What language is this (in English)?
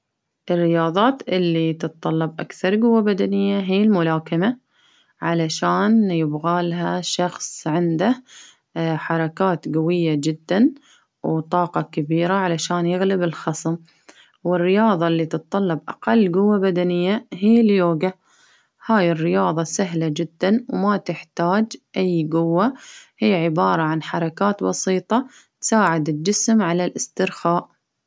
Baharna Arabic